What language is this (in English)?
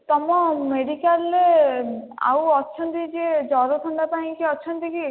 Odia